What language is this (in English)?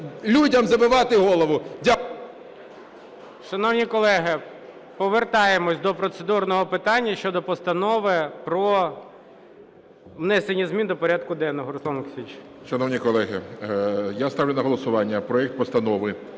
Ukrainian